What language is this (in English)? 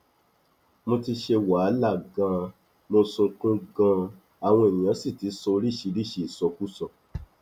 Yoruba